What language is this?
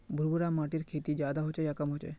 Magahi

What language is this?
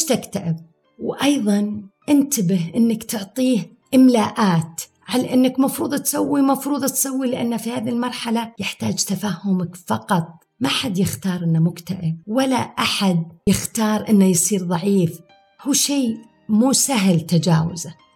Arabic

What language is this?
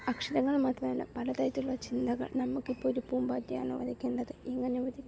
Malayalam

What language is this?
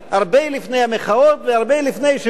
Hebrew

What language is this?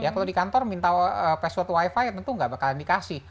Indonesian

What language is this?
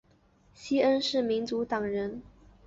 Chinese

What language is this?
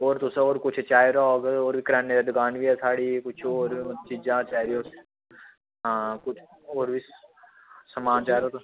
Dogri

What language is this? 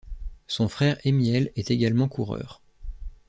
French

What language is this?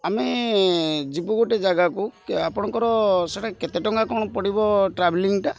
Odia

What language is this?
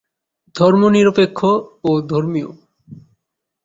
Bangla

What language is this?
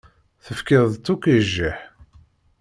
Kabyle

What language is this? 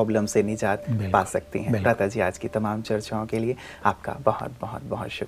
Hindi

